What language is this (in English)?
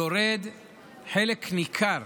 Hebrew